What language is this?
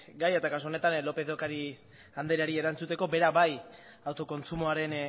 Basque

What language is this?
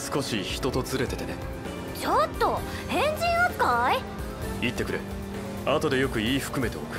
Japanese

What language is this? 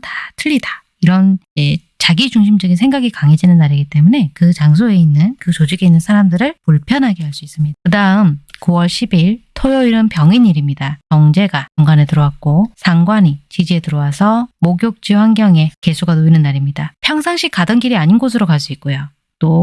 Korean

